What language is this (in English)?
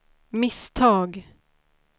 Swedish